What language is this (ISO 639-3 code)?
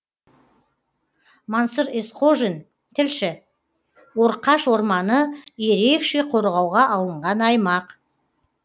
kaz